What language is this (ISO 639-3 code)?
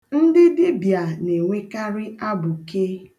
ibo